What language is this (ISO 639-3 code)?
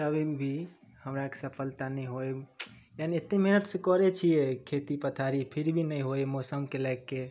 mai